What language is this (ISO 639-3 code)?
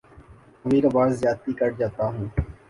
urd